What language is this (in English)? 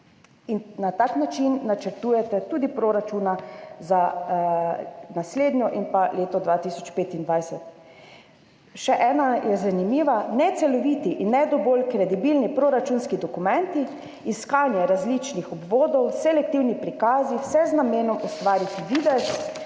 Slovenian